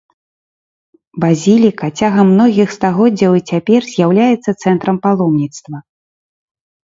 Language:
Belarusian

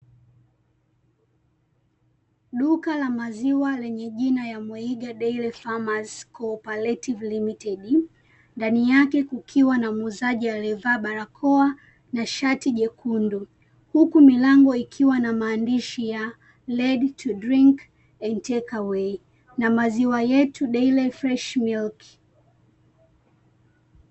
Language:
Swahili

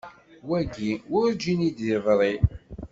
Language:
Kabyle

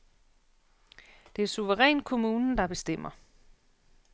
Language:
Danish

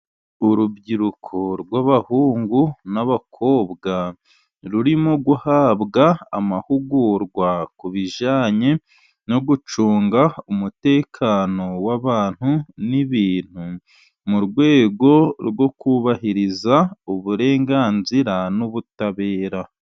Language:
Kinyarwanda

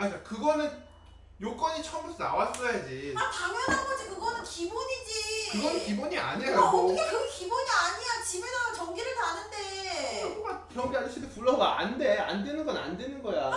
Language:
Korean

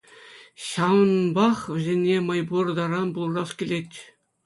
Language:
Chuvash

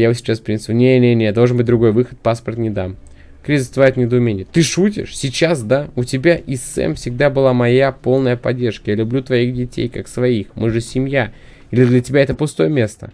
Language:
Russian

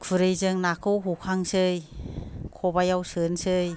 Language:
Bodo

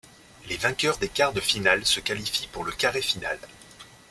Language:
French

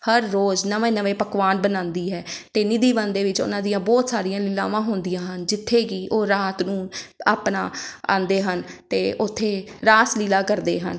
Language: Punjabi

